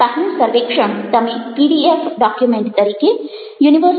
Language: Gujarati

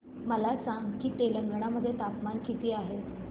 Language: Marathi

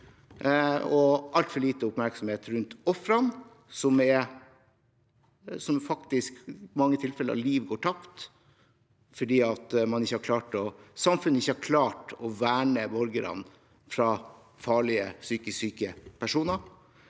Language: Norwegian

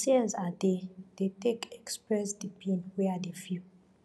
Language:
Nigerian Pidgin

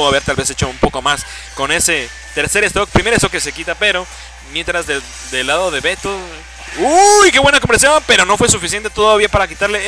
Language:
Spanish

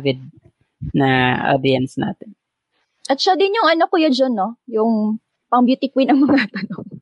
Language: Filipino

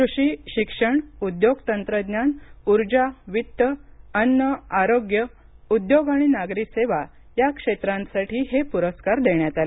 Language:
Marathi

